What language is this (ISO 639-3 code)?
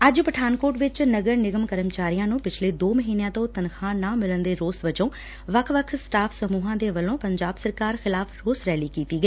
pan